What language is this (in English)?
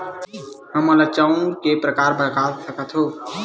Chhattisgarhi